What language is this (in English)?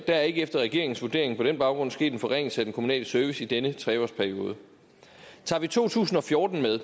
Danish